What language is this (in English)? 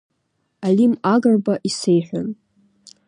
Abkhazian